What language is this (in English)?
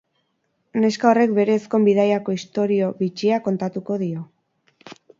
Basque